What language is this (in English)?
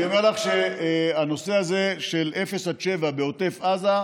Hebrew